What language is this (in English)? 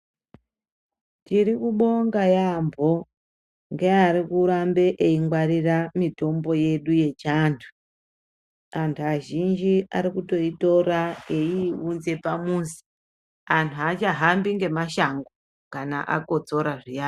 Ndau